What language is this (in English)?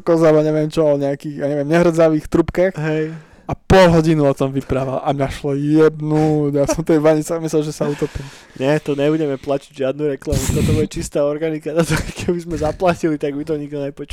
Slovak